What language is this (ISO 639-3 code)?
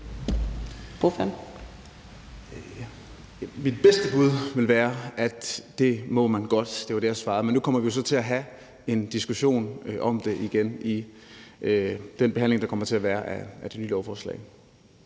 dan